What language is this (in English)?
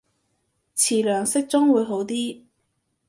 Cantonese